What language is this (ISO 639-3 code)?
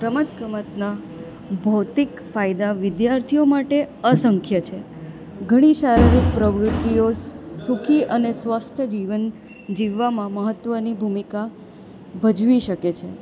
guj